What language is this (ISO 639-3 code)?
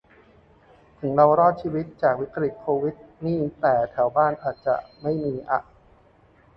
tha